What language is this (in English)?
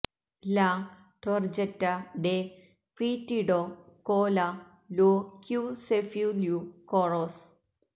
Malayalam